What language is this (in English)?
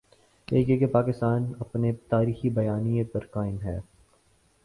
Urdu